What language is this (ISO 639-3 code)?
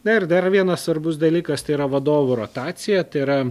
lit